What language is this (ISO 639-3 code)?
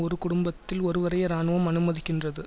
tam